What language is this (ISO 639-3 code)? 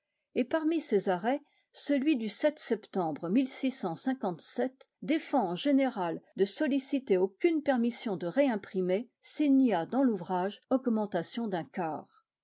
fra